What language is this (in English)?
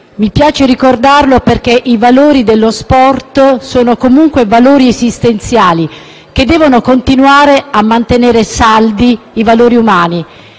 Italian